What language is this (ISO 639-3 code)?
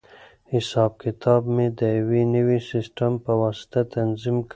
pus